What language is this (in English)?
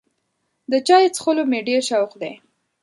Pashto